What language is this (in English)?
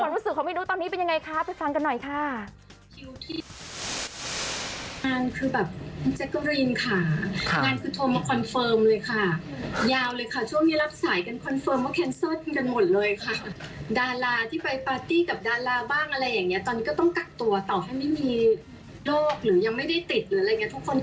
Thai